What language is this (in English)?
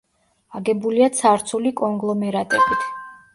Georgian